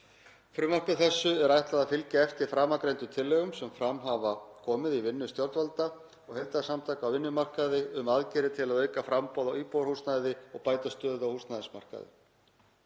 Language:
Icelandic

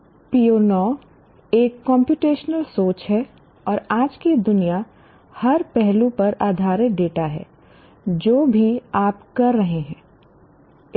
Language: Hindi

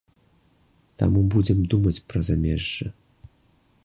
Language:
Belarusian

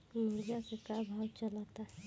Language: Bhojpuri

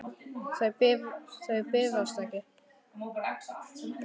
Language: Icelandic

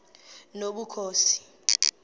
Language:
Xhosa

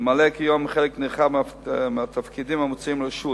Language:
Hebrew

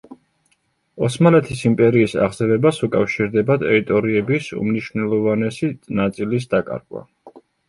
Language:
Georgian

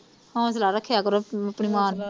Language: Punjabi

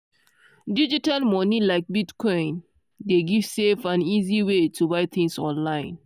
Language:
Nigerian Pidgin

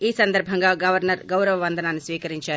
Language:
Telugu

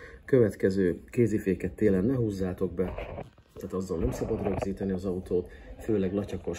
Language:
Hungarian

